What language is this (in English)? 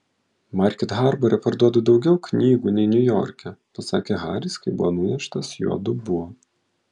Lithuanian